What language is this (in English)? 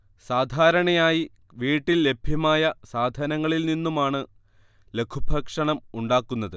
Malayalam